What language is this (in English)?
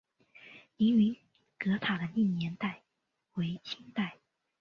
Chinese